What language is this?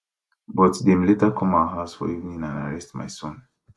Nigerian Pidgin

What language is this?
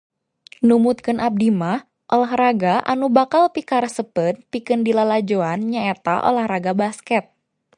Sundanese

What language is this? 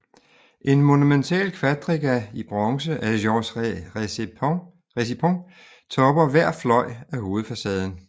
Danish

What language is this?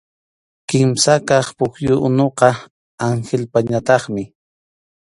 Arequipa-La Unión Quechua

